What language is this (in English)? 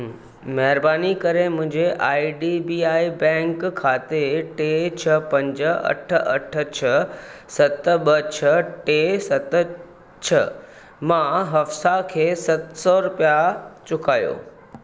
Sindhi